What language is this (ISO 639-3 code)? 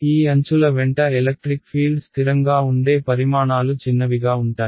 tel